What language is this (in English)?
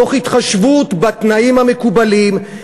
Hebrew